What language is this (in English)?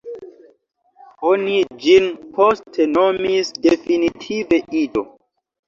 Esperanto